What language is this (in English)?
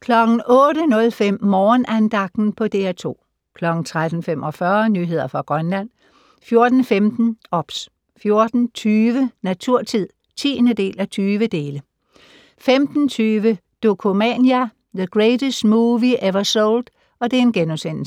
Danish